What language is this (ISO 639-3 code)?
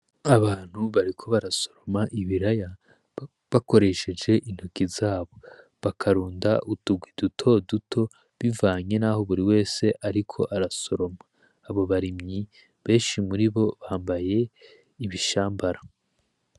run